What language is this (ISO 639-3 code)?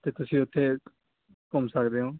pan